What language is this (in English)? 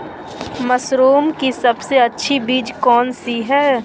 Magahi